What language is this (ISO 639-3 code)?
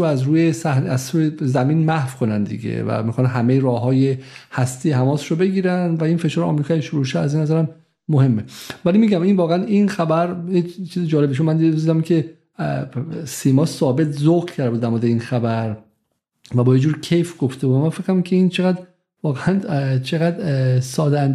fas